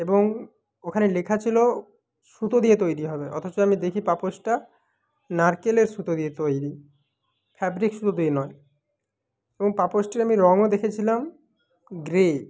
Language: Bangla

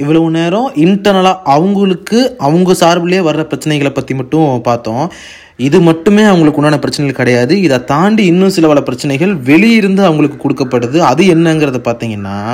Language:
Tamil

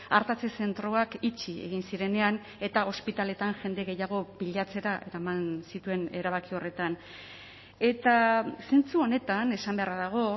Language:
Basque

